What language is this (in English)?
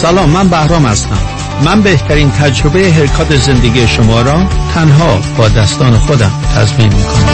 Persian